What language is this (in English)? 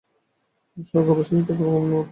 Bangla